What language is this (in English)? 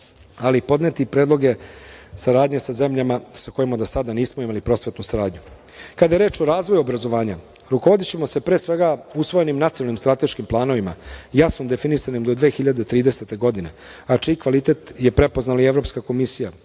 Serbian